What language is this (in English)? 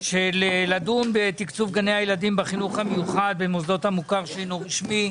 Hebrew